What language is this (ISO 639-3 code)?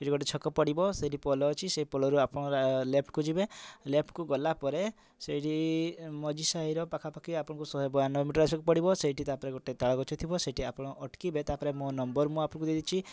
ori